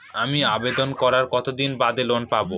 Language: Bangla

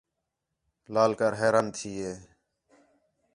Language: Khetrani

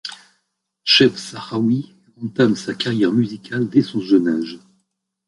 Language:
French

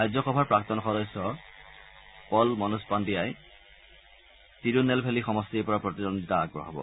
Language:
Assamese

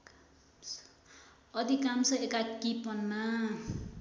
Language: Nepali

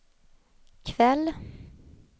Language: Swedish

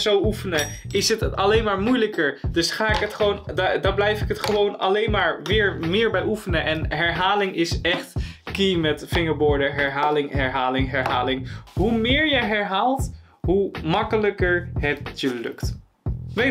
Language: Dutch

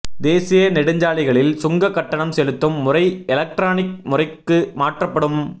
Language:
Tamil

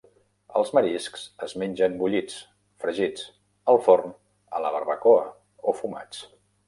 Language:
Catalan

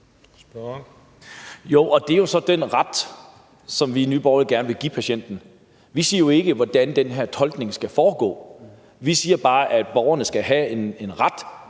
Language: Danish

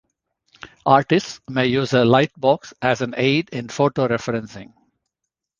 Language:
English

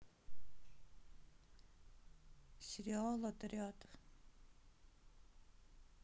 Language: Russian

